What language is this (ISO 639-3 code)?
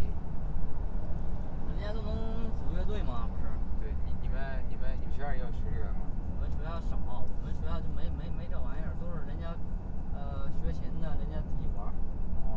zho